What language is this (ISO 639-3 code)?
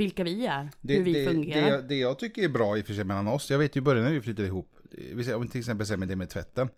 swe